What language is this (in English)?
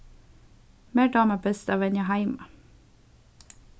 Faroese